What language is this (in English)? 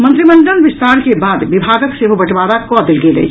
Maithili